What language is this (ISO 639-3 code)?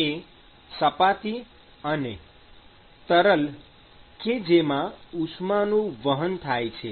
guj